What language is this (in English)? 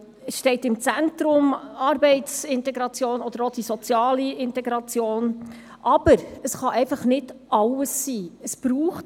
Swiss German